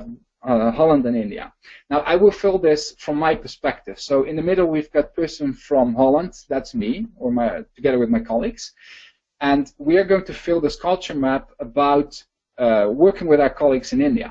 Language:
English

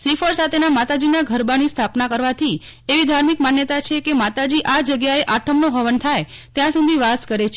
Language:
Gujarati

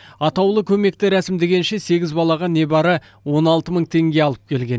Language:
Kazakh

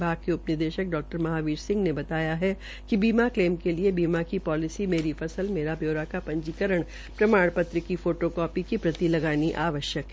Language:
Hindi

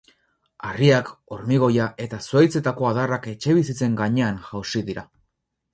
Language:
Basque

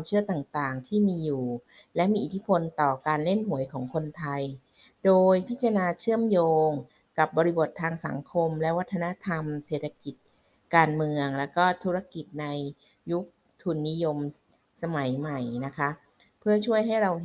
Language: Thai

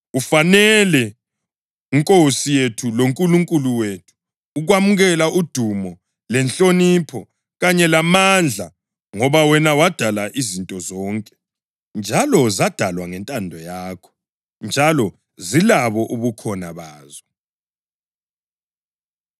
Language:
North Ndebele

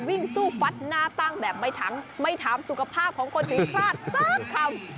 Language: Thai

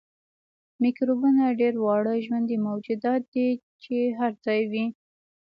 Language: Pashto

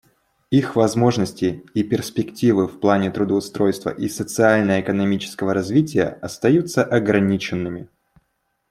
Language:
Russian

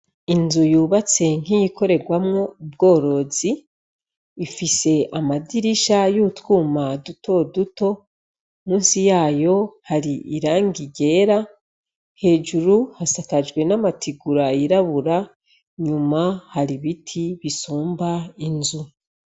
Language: Rundi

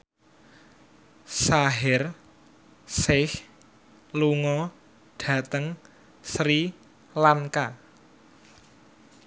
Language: Javanese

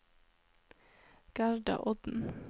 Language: Norwegian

